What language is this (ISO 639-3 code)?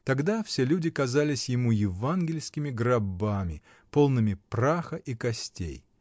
rus